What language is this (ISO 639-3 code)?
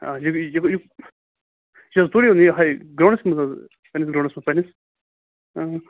kas